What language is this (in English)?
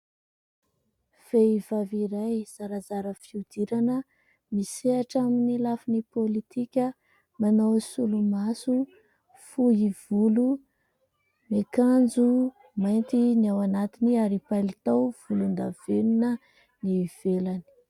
Malagasy